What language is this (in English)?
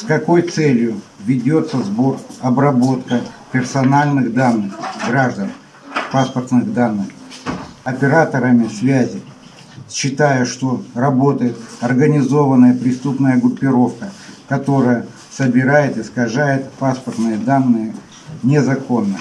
Russian